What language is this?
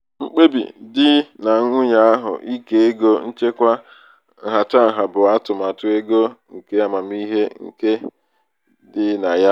Igbo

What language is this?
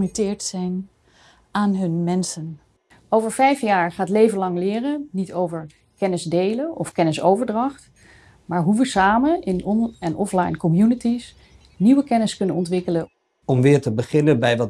Dutch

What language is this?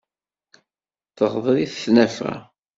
Kabyle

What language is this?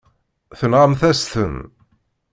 Kabyle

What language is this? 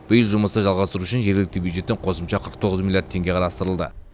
Kazakh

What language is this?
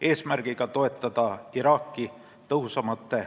Estonian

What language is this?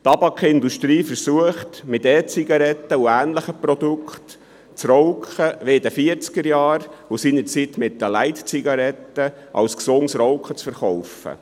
Swiss German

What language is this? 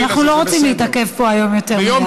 Hebrew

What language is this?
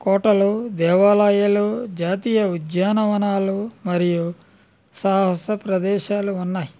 Telugu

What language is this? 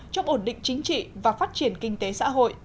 Vietnamese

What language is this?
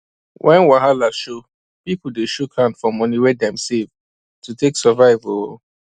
Nigerian Pidgin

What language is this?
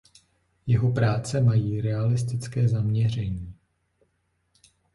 Czech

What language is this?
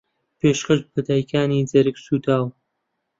Central Kurdish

